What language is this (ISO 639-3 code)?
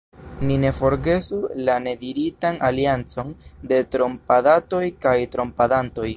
epo